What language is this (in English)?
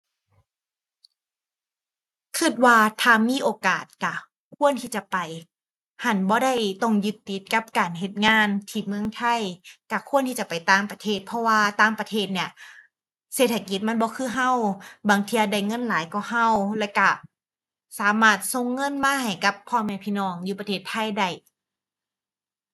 Thai